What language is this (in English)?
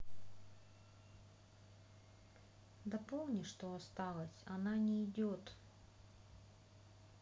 Russian